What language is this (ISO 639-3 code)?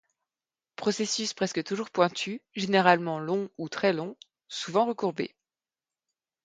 fra